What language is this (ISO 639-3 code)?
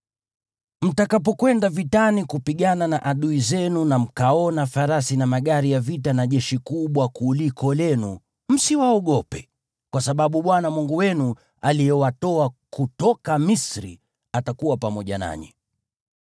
swa